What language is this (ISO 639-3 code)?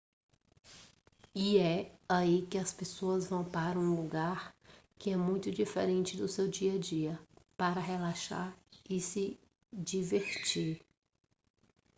por